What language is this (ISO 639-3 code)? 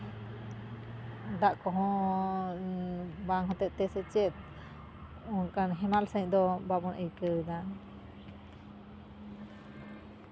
sat